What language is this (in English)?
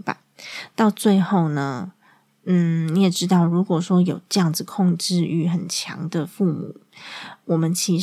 Chinese